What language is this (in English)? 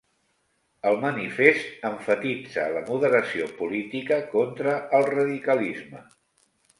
Catalan